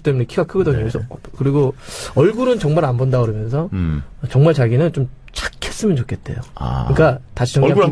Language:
Korean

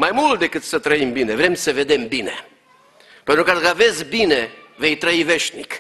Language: Romanian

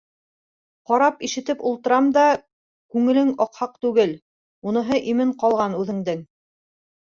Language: Bashkir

